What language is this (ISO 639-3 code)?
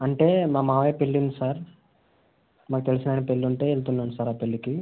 tel